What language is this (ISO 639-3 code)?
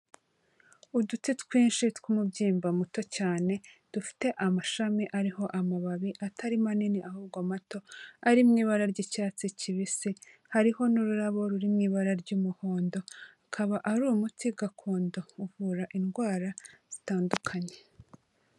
kin